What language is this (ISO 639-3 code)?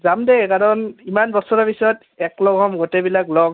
asm